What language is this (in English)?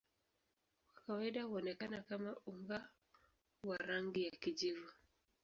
Swahili